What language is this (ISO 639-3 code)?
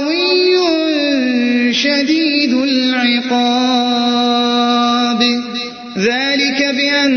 ara